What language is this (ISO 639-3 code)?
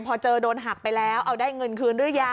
tha